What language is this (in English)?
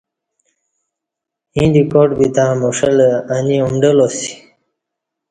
Kati